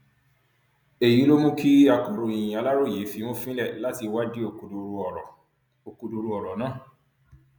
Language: Yoruba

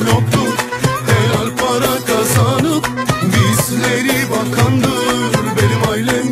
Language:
Turkish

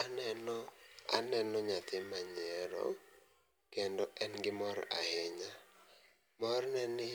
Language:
Luo (Kenya and Tanzania)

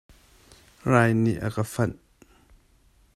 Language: Hakha Chin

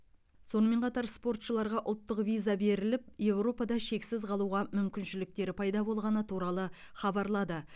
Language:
Kazakh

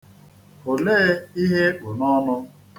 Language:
Igbo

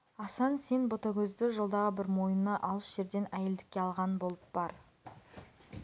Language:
Kazakh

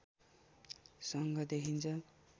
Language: Nepali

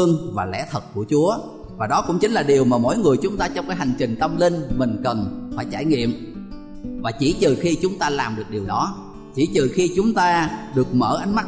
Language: Vietnamese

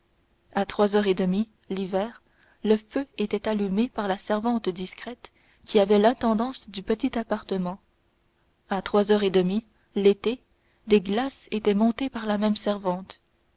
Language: French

